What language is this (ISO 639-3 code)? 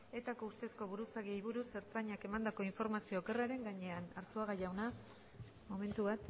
eus